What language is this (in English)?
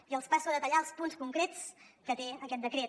Catalan